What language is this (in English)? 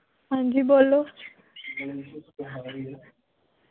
Dogri